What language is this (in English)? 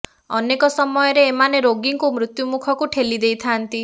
Odia